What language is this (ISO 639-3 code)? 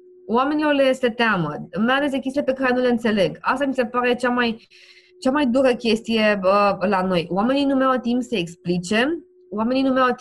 ron